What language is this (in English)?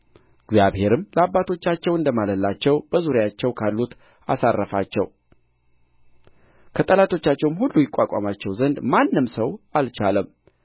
Amharic